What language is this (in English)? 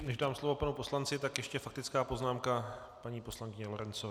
Czech